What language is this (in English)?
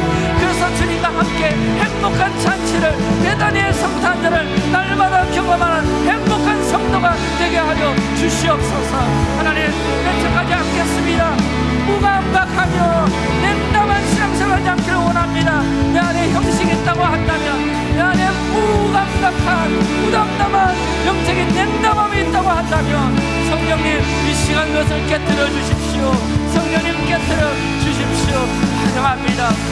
Korean